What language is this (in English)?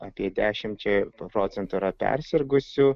Lithuanian